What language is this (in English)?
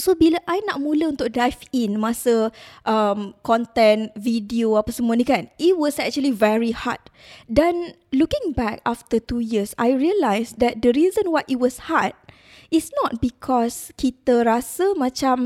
Malay